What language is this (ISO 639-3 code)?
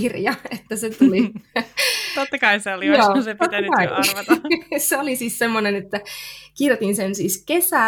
fin